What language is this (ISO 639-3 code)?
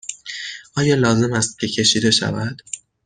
fas